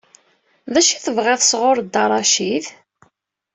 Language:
Kabyle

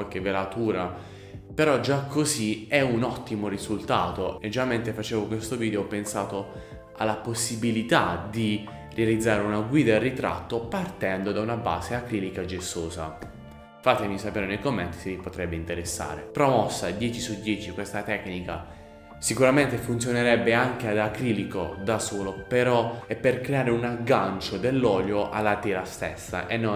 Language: Italian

